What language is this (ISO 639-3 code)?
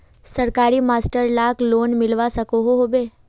mag